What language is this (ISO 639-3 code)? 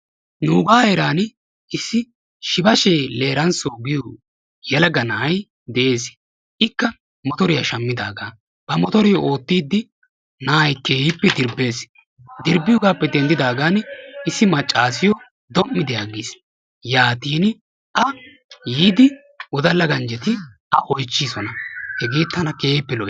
wal